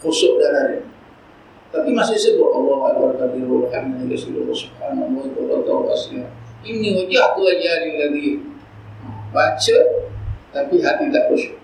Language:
Malay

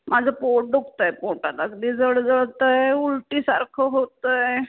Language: Marathi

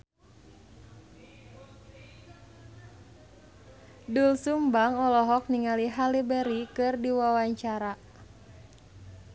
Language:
Sundanese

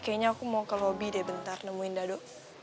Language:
Indonesian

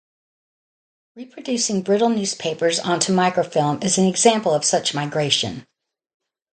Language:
English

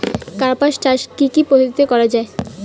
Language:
Bangla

